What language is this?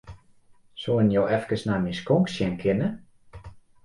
Western Frisian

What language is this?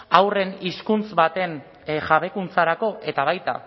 Basque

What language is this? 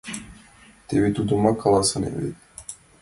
Mari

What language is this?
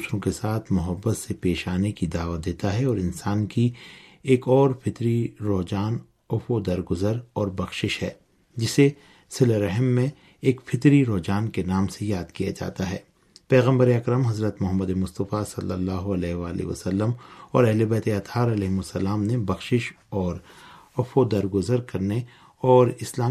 Urdu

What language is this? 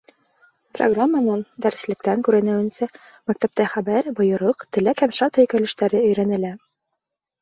Bashkir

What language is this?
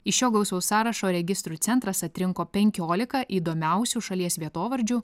Lithuanian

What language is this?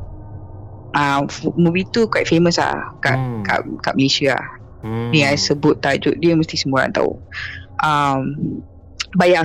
Malay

